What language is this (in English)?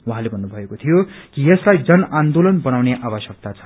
Nepali